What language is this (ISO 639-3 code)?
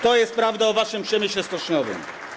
pol